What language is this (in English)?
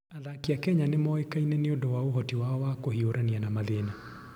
Kikuyu